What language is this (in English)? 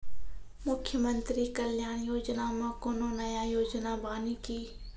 Maithili